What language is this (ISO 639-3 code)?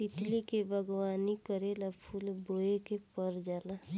bho